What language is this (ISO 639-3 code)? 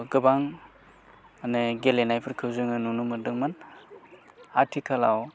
brx